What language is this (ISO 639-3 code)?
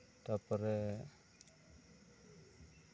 sat